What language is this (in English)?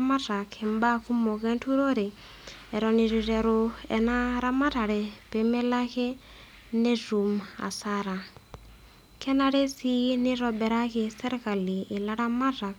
Masai